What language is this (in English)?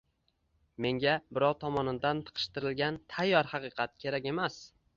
Uzbek